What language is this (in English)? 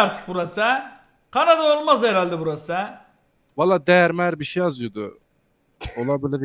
Turkish